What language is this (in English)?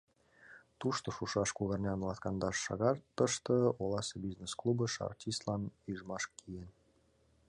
Mari